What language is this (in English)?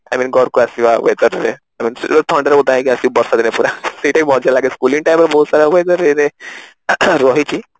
Odia